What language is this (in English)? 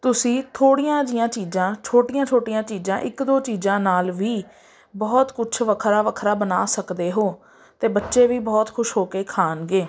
Punjabi